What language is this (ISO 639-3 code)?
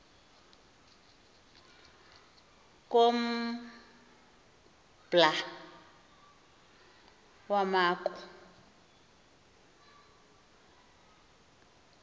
xho